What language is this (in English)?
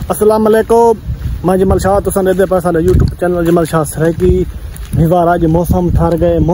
Punjabi